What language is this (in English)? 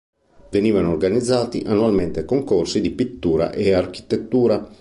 Italian